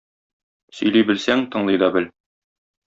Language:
Tatar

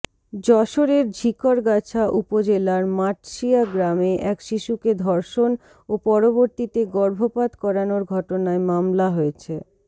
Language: Bangla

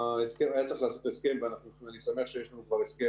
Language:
Hebrew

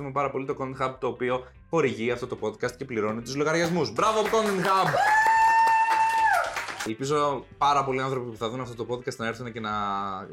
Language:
Greek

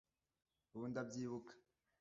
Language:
Kinyarwanda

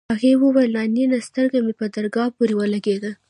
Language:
Pashto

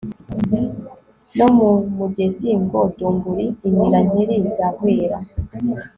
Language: Kinyarwanda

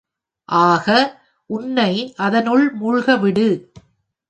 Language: Tamil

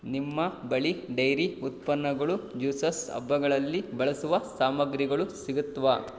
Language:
Kannada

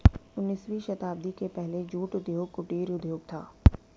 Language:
Hindi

